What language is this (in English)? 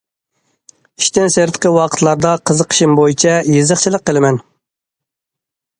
Uyghur